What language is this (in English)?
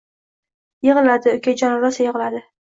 Uzbek